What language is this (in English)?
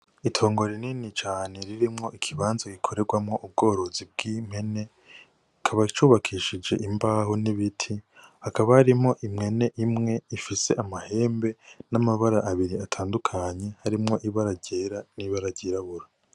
Rundi